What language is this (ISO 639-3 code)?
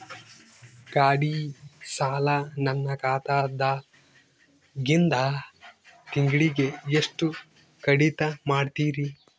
kan